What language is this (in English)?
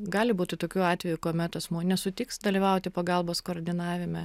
Lithuanian